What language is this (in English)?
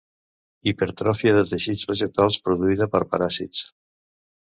Catalan